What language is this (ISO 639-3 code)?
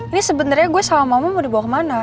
ind